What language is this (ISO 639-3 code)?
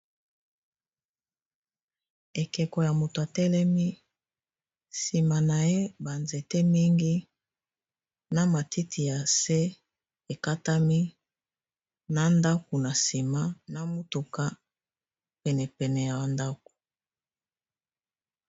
lin